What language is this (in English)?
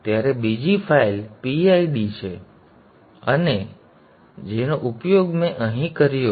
Gujarati